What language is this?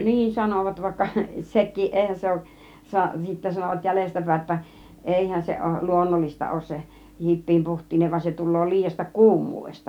Finnish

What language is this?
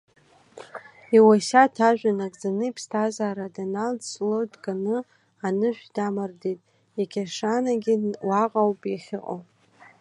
Abkhazian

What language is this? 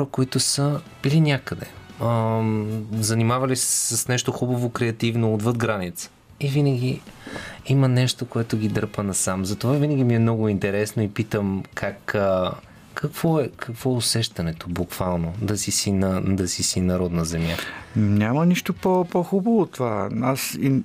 Bulgarian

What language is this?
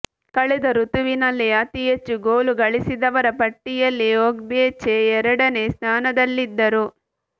Kannada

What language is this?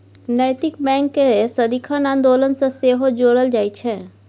Maithili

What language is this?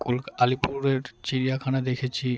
Bangla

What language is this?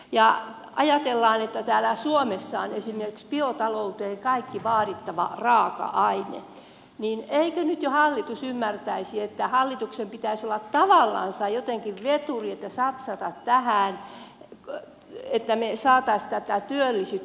Finnish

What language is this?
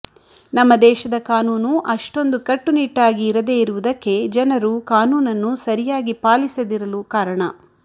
Kannada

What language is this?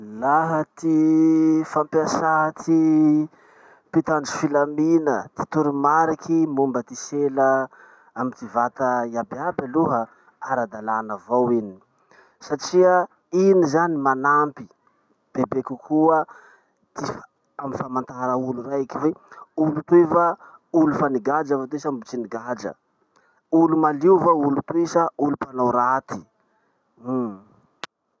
Masikoro Malagasy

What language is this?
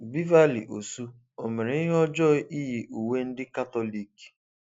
Igbo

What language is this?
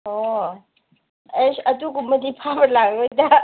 Manipuri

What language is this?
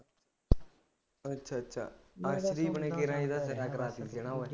Punjabi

